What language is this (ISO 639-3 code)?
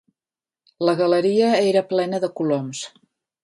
cat